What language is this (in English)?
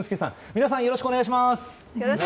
Japanese